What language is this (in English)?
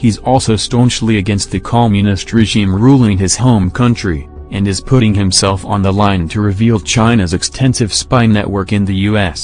English